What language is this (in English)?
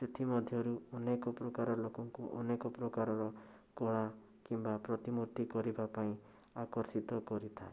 Odia